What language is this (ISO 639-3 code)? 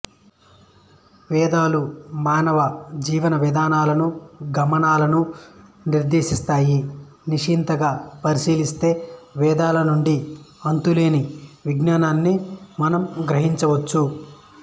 tel